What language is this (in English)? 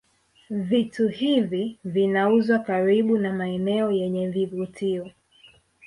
Swahili